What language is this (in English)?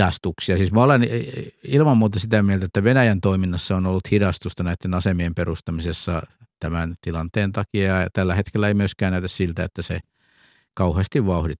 Finnish